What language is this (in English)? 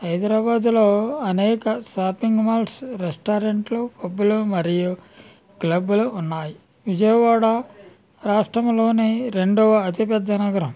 Telugu